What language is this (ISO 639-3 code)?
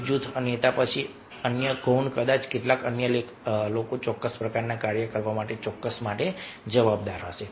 guj